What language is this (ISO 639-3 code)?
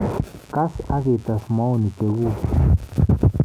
kln